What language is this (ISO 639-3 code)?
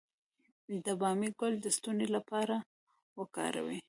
pus